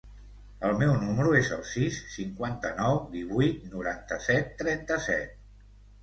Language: Catalan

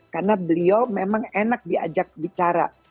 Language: Indonesian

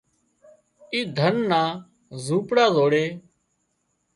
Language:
Wadiyara Koli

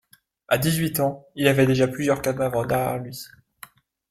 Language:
French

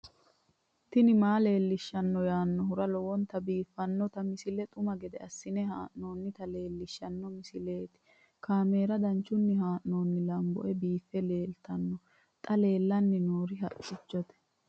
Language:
Sidamo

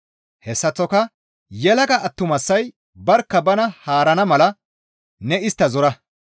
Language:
Gamo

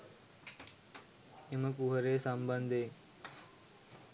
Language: Sinhala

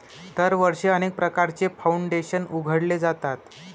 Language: Marathi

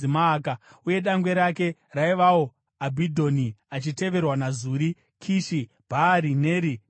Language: Shona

